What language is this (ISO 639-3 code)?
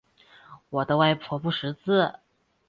zho